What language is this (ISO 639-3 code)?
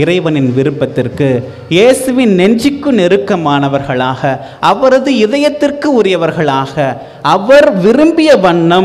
tha